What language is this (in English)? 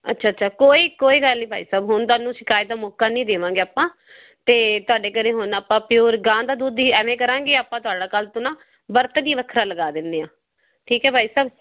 Punjabi